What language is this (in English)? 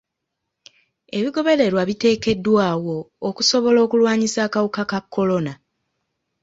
Ganda